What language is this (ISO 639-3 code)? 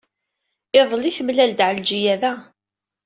kab